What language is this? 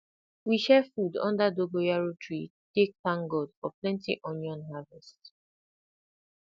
Nigerian Pidgin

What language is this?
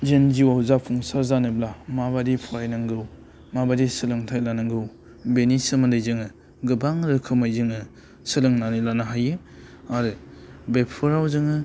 Bodo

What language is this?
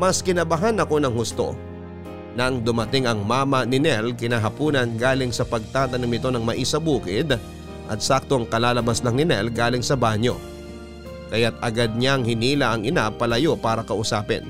Filipino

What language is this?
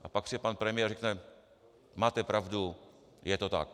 Czech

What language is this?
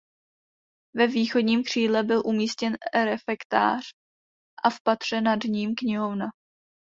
Czech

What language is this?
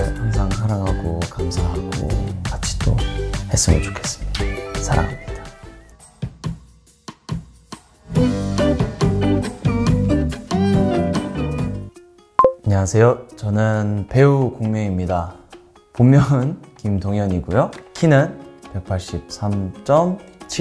Korean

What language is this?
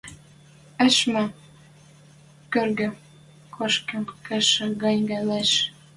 Western Mari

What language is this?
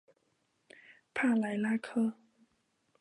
Chinese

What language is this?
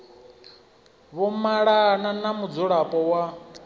Venda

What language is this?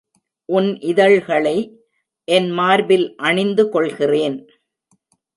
Tamil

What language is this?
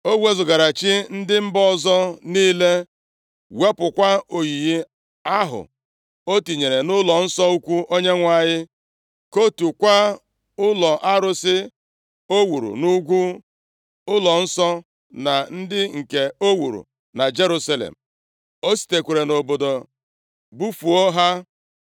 Igbo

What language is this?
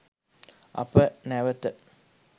Sinhala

